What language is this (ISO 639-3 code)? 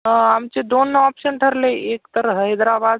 mar